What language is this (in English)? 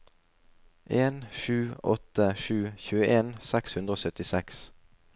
Norwegian